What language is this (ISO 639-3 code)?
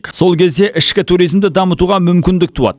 kaz